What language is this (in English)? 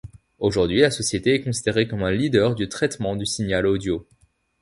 French